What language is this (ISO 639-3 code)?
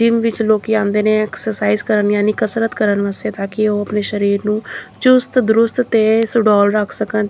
pan